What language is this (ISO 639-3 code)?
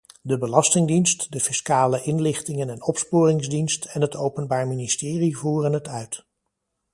nld